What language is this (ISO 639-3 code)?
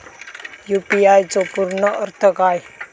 mar